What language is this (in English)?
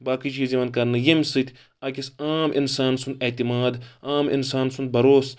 Kashmiri